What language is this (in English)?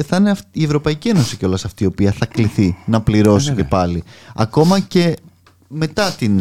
Greek